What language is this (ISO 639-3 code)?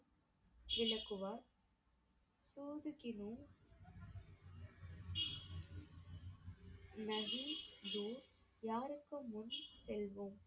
tam